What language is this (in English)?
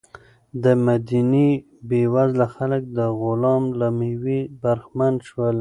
Pashto